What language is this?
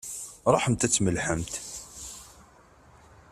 Kabyle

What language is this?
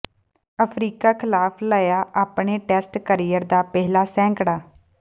Punjabi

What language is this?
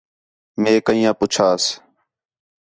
Khetrani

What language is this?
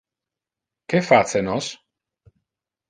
Interlingua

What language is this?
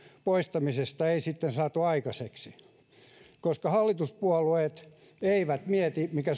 Finnish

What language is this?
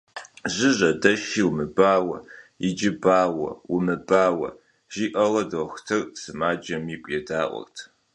Kabardian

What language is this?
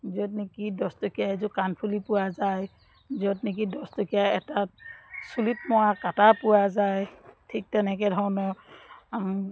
Assamese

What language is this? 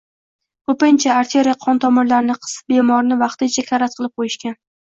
Uzbek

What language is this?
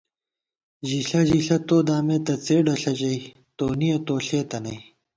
Gawar-Bati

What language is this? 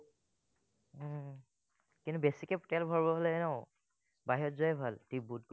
Assamese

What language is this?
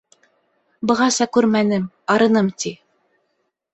Bashkir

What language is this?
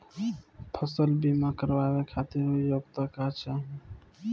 Bhojpuri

